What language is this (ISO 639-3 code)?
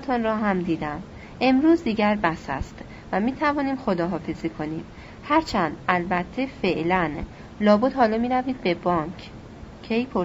fas